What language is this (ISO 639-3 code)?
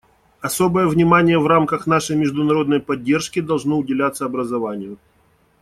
rus